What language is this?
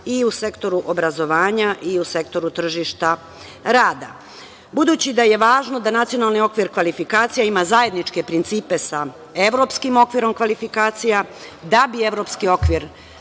Serbian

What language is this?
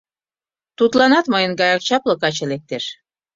Mari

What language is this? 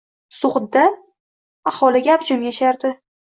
Uzbek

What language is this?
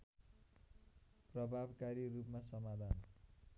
Nepali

